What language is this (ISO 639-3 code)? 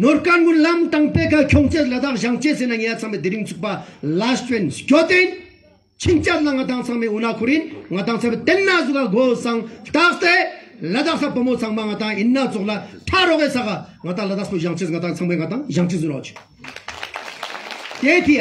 ron